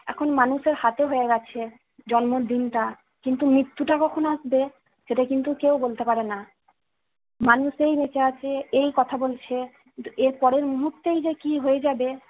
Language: Bangla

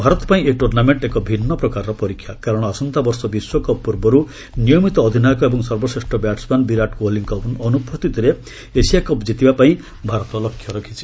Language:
Odia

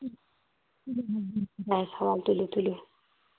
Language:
Kashmiri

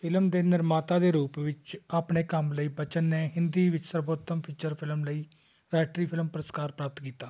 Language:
Punjabi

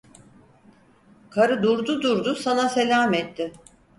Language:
Turkish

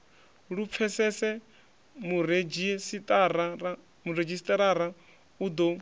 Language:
Venda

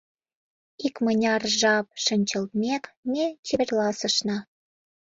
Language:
Mari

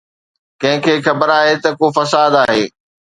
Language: Sindhi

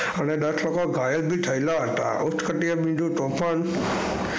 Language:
Gujarati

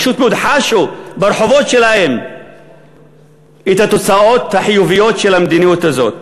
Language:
Hebrew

